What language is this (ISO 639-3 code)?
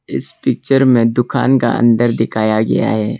hin